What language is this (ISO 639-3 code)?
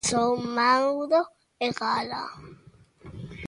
glg